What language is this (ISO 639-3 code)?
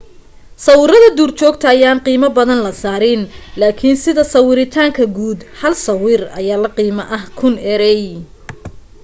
som